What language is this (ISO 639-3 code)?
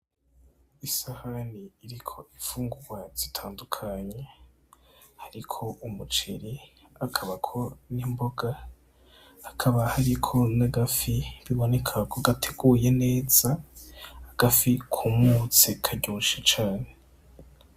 run